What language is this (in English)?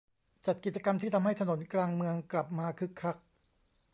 Thai